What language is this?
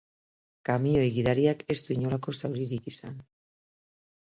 Basque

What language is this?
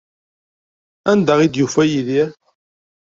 Kabyle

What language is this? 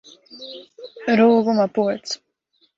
Latvian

